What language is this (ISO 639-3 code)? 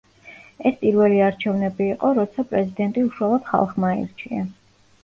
kat